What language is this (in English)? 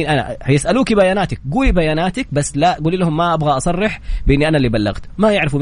Arabic